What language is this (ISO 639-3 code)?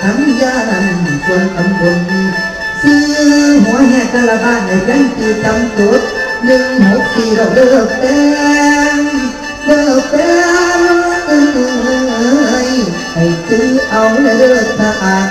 tha